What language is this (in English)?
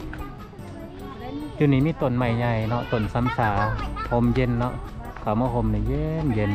Thai